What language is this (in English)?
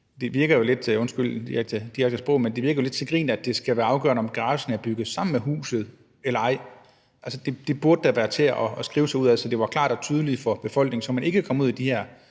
Danish